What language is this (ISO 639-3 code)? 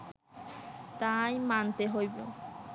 ben